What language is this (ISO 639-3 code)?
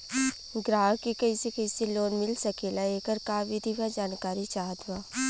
bho